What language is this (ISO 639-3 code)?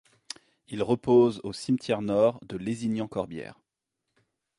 fra